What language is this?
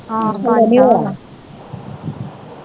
Punjabi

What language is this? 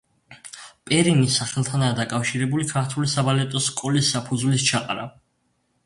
Georgian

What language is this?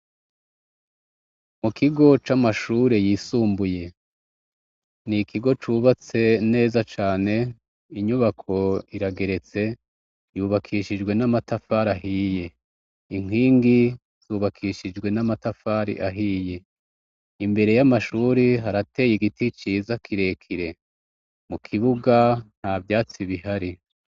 Rundi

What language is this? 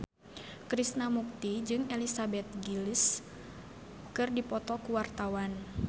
Sundanese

